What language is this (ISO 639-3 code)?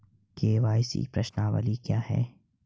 hin